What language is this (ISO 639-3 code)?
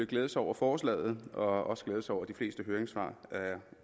dan